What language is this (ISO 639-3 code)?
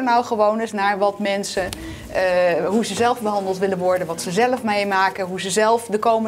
nld